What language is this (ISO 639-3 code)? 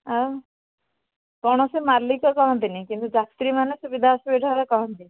ori